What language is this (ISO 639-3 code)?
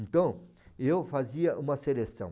por